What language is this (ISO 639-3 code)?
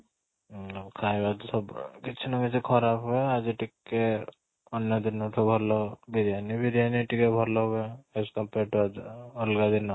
ori